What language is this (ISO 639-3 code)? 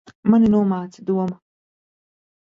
lav